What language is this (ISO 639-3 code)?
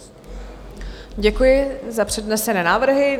ces